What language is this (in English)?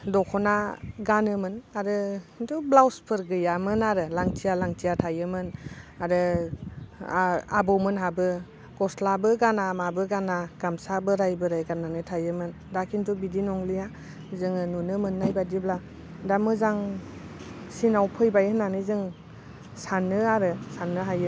Bodo